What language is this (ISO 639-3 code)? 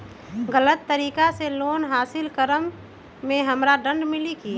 mag